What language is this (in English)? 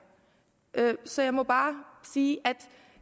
Danish